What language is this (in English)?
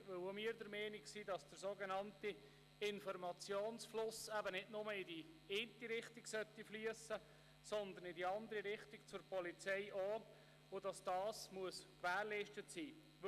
Swiss German